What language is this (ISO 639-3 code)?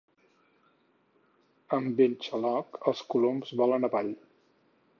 cat